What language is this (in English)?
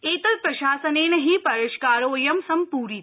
Sanskrit